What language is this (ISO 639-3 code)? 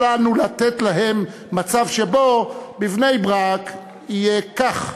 heb